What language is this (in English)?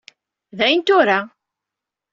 Kabyle